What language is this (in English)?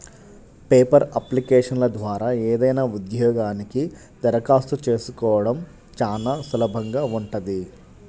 Telugu